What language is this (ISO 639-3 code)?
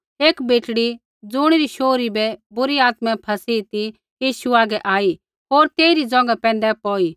kfx